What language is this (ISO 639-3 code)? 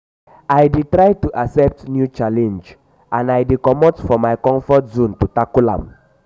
pcm